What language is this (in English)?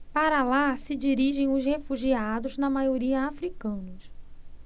Portuguese